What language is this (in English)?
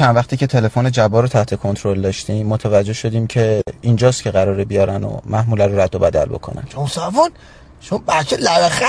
Persian